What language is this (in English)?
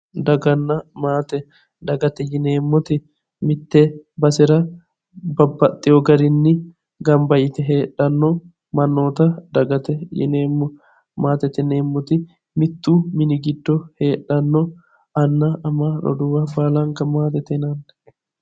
Sidamo